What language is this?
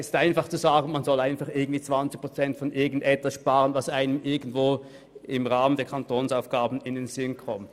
Swiss German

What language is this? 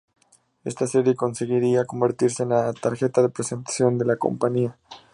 Spanish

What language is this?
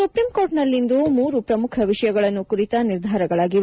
Kannada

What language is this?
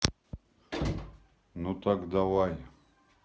Russian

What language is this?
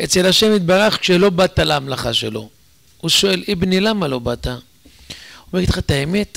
Hebrew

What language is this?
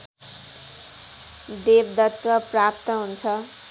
Nepali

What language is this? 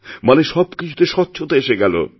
Bangla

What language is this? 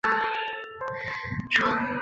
Chinese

